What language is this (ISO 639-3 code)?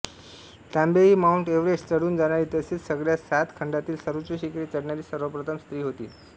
mar